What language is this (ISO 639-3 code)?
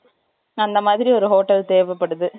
tam